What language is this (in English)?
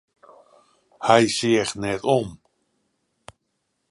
Western Frisian